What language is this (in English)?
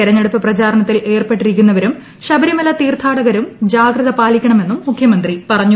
Malayalam